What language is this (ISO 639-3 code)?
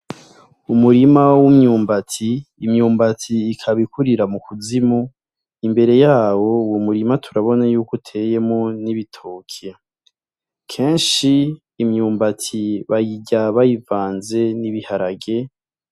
run